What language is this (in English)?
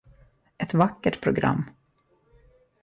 Swedish